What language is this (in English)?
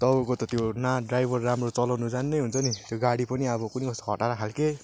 Nepali